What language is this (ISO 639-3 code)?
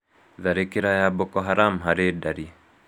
kik